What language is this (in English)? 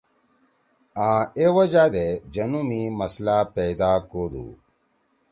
Torwali